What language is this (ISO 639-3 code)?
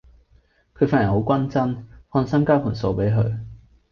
yue